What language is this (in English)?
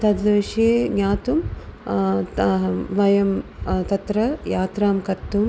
Sanskrit